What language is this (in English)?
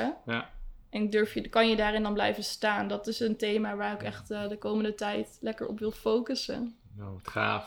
Dutch